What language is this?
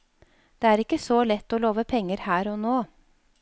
Norwegian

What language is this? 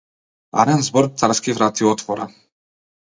Macedonian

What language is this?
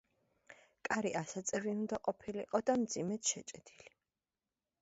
Georgian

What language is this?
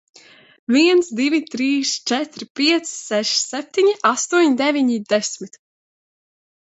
Latvian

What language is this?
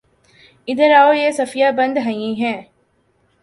Urdu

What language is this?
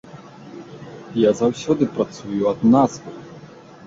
Belarusian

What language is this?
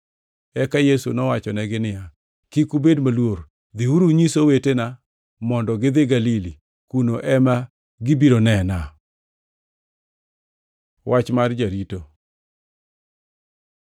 Luo (Kenya and Tanzania)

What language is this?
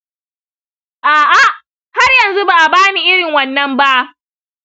Hausa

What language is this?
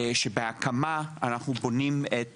Hebrew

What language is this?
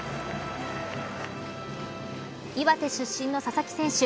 Japanese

